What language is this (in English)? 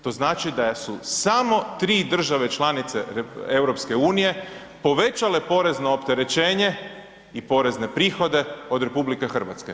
Croatian